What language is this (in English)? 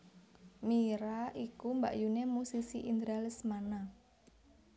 Javanese